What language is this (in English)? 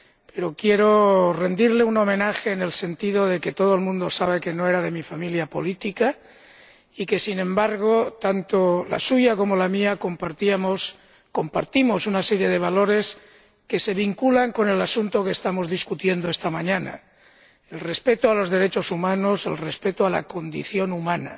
Spanish